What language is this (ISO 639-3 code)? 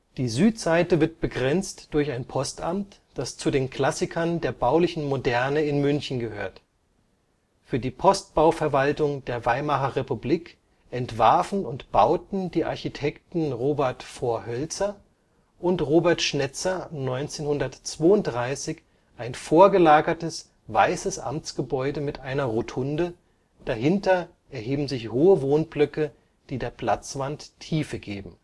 deu